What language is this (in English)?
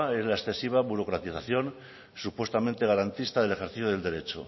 Spanish